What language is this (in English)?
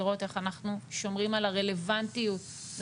Hebrew